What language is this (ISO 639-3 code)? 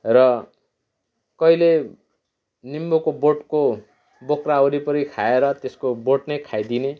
nep